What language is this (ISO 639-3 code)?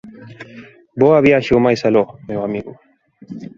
glg